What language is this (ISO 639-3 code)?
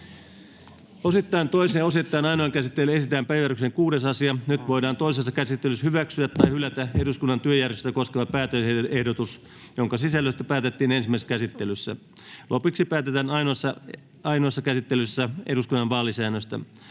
fin